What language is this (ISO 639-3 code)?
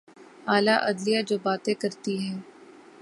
urd